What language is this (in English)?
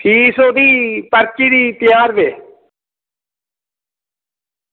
Dogri